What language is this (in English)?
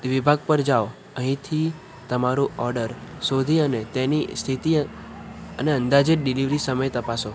Gujarati